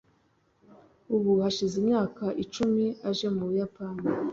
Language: Kinyarwanda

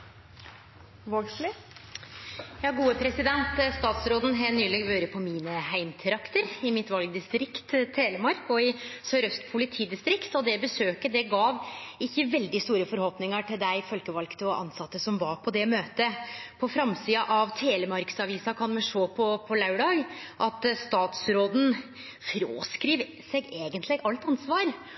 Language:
Norwegian Nynorsk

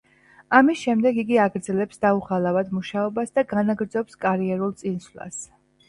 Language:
Georgian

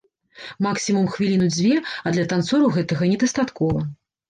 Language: Belarusian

